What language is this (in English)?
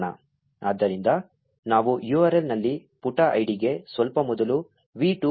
Kannada